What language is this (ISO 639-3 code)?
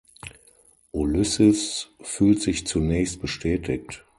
deu